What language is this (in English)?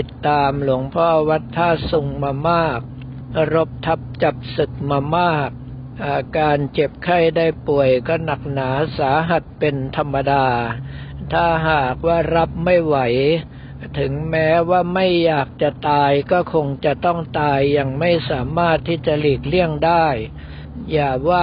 Thai